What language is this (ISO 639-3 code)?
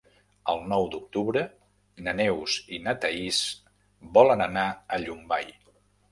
cat